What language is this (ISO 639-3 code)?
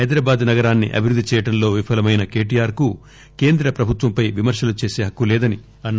tel